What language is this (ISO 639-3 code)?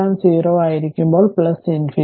mal